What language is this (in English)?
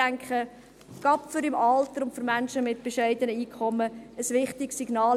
Swiss German